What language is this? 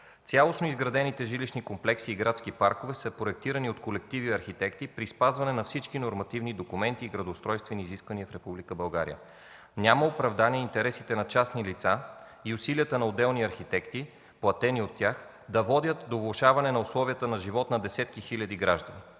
Bulgarian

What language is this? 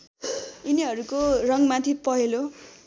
Nepali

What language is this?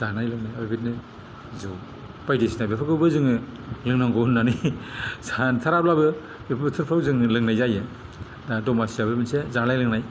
Bodo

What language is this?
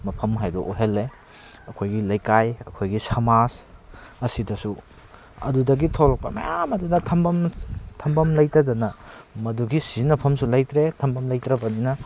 Manipuri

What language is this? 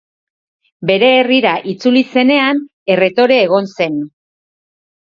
Basque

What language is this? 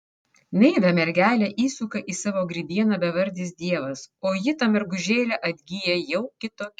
Lithuanian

